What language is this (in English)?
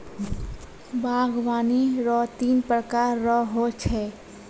Maithili